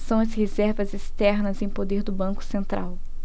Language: Portuguese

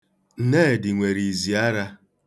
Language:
Igbo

